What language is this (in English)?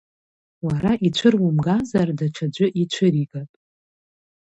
Abkhazian